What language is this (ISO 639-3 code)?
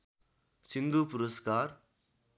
nep